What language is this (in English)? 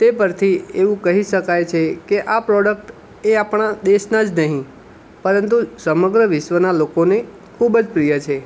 Gujarati